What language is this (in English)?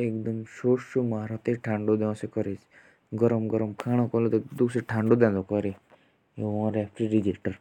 Jaunsari